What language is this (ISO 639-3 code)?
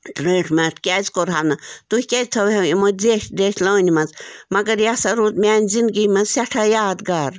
kas